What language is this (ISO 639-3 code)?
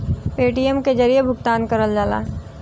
bho